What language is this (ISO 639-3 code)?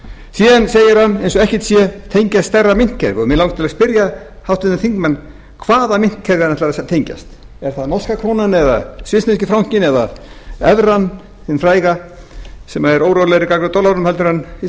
isl